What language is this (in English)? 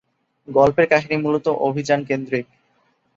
Bangla